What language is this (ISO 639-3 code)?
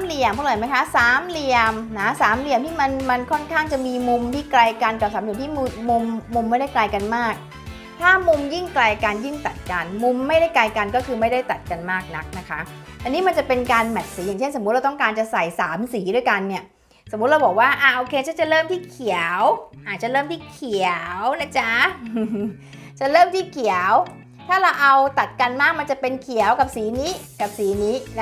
tha